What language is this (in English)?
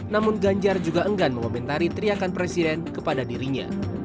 Indonesian